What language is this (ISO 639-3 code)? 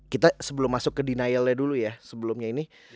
ind